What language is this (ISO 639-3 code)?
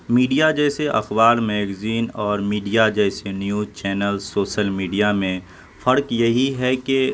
urd